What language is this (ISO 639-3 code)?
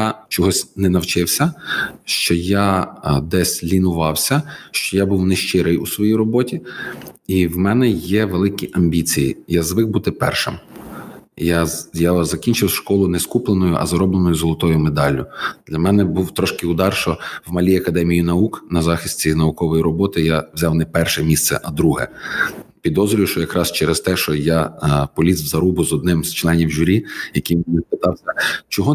ukr